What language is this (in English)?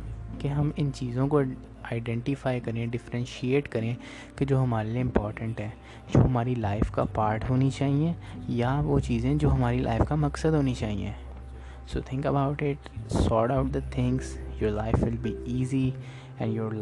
Urdu